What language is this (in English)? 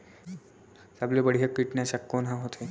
Chhattisgarhi